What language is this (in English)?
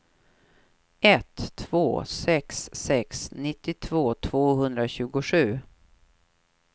Swedish